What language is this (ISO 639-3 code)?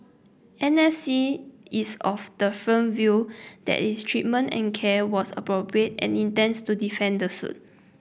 eng